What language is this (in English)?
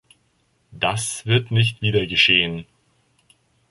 German